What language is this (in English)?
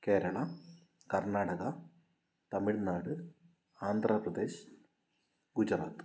Malayalam